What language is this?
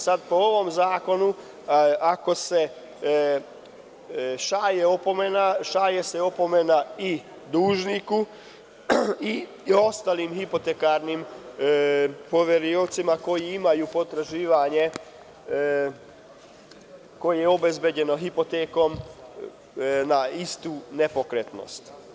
Serbian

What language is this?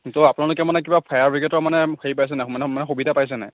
Assamese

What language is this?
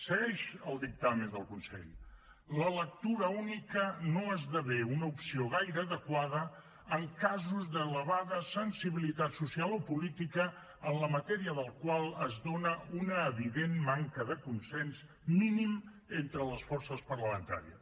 Catalan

